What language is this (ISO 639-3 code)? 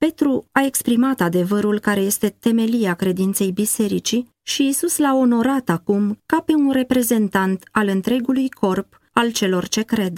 ron